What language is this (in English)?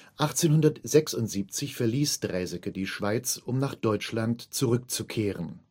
German